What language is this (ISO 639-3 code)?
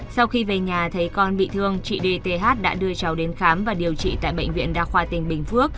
vie